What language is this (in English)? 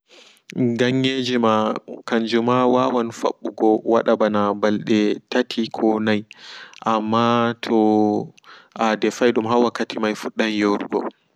Fula